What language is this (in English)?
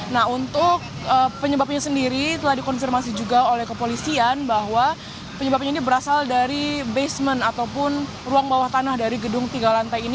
Indonesian